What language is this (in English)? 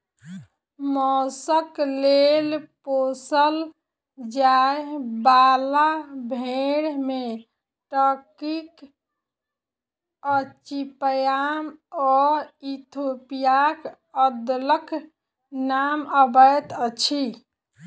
Maithili